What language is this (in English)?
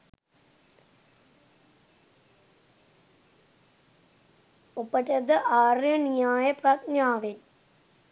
Sinhala